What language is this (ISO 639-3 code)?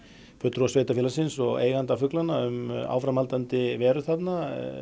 isl